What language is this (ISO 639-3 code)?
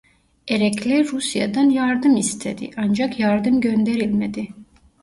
tur